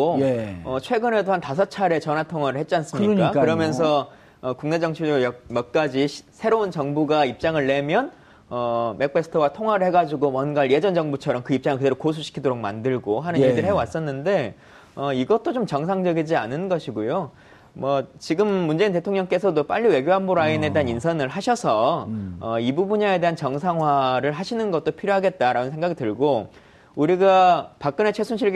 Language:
Korean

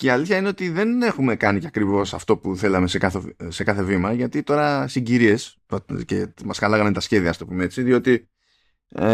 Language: Greek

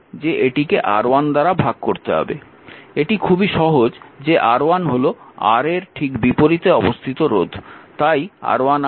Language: Bangla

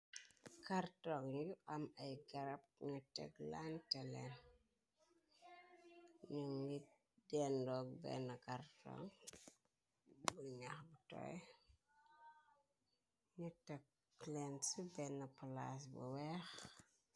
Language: Wolof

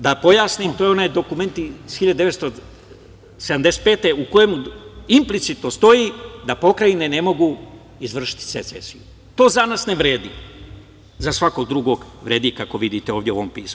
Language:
Serbian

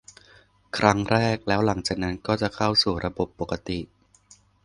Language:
Thai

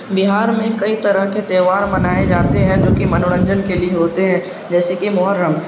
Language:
Urdu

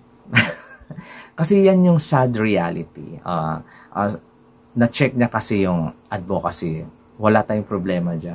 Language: Filipino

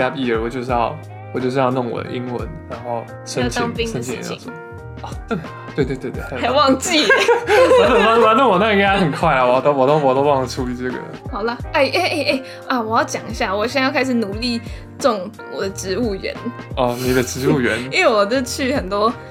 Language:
Chinese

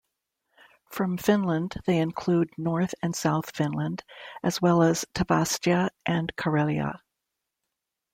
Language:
English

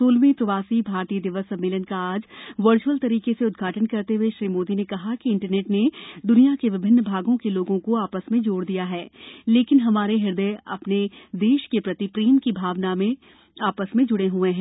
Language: Hindi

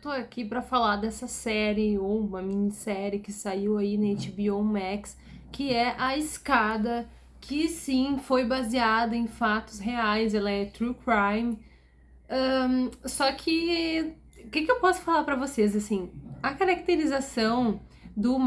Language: Portuguese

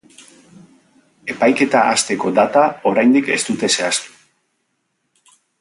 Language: Basque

